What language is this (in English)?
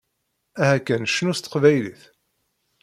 Kabyle